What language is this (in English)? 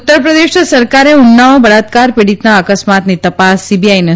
Gujarati